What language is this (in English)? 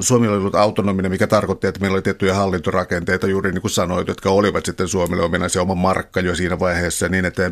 Finnish